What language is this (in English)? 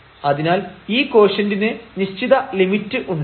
Malayalam